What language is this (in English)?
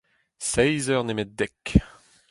Breton